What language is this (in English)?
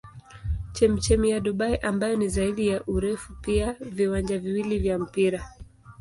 Swahili